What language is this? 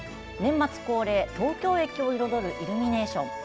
Japanese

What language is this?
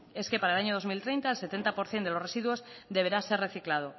Spanish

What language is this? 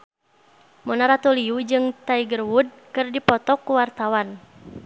Sundanese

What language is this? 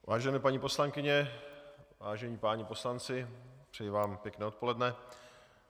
Czech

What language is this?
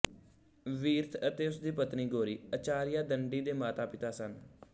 Punjabi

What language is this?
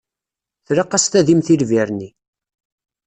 Kabyle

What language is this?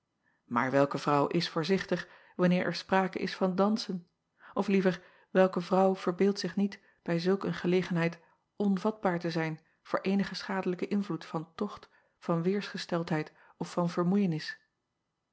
Dutch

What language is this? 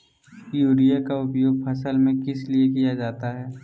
Magahi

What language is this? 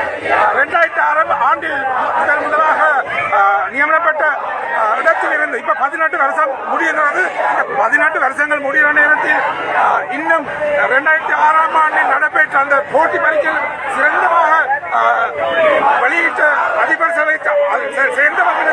Arabic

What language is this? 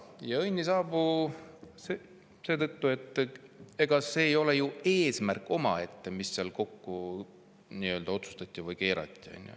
Estonian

